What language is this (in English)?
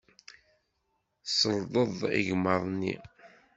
Kabyle